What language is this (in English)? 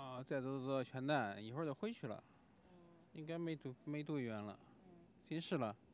Chinese